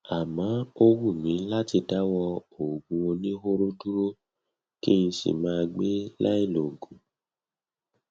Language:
Yoruba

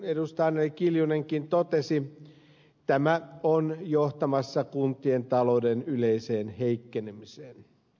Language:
Finnish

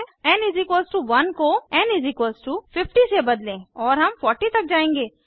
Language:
Hindi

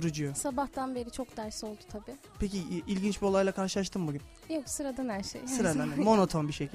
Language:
Turkish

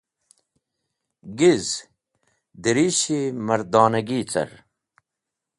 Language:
Wakhi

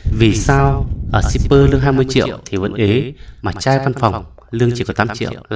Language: Vietnamese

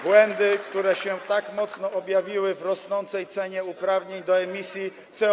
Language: Polish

